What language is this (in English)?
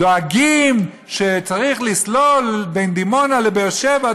Hebrew